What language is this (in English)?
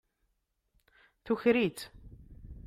Kabyle